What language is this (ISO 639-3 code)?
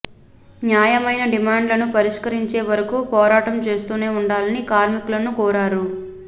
tel